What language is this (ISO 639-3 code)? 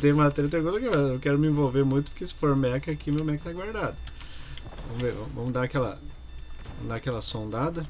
por